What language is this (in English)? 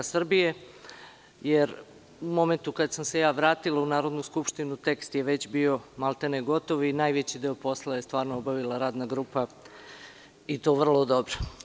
Serbian